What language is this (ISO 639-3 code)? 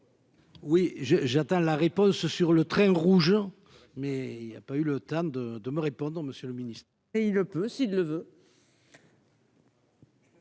fra